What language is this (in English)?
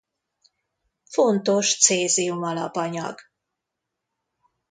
Hungarian